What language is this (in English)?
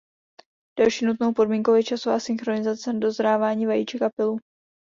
Czech